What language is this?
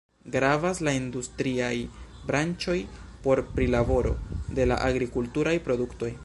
Esperanto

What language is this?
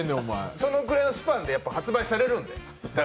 Japanese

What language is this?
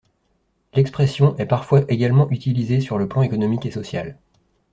French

